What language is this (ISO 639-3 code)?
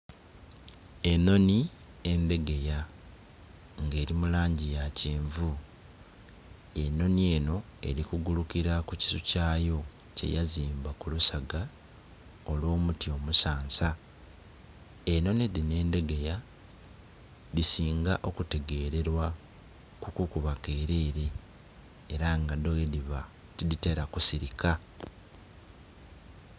xog